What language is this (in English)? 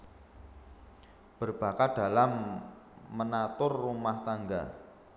Javanese